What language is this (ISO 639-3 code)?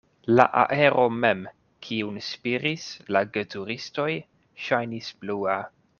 epo